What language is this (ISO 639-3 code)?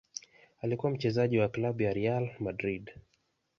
swa